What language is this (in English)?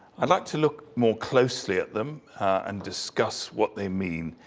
English